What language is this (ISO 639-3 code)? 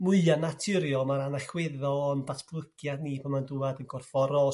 cym